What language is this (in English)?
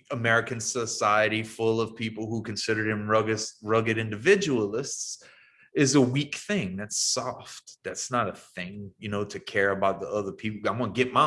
English